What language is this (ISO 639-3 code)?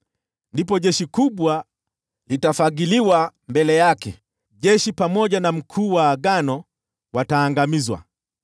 swa